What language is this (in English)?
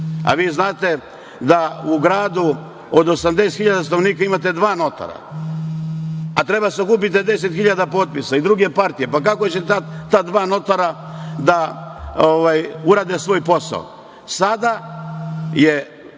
Serbian